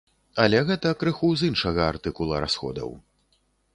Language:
Belarusian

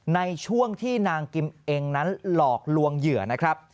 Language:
Thai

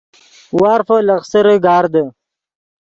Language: Yidgha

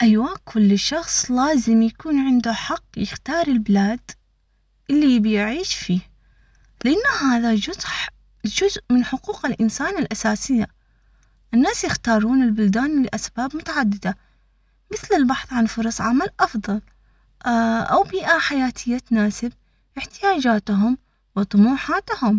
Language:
Omani Arabic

